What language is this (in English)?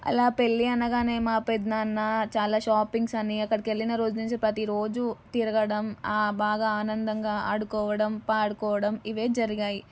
Telugu